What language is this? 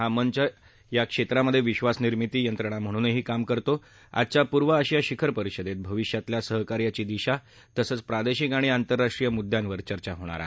Marathi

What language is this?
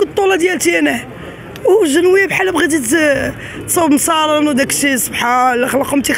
Arabic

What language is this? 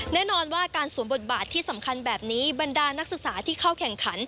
Thai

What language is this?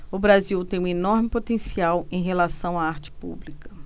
Portuguese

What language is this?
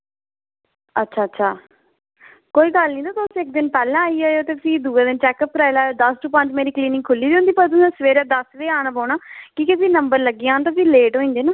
Dogri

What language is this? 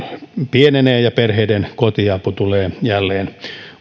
Finnish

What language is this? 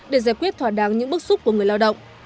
Vietnamese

